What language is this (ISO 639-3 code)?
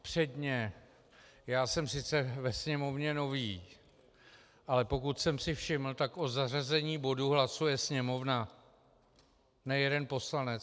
ces